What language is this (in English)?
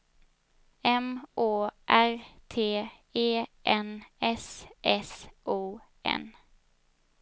Swedish